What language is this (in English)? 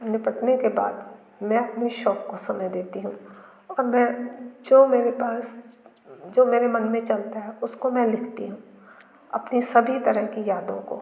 Hindi